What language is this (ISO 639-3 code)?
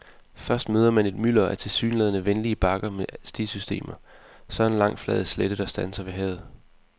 dan